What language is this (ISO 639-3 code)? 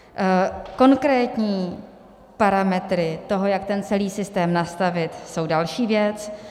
ces